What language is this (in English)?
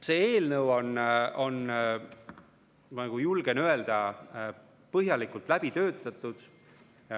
Estonian